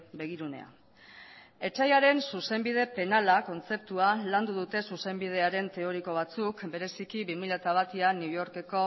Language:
Basque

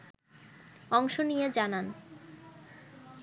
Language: Bangla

